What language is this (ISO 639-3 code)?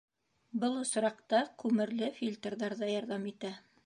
bak